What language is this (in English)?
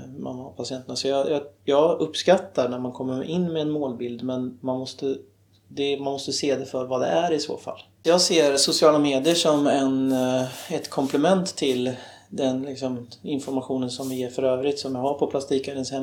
Swedish